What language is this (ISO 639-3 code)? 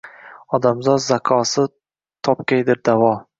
uzb